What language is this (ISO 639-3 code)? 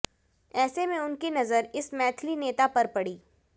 hin